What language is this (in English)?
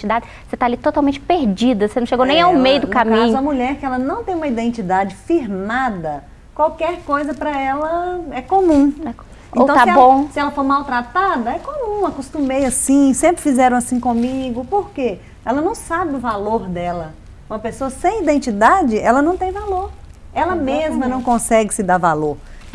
Portuguese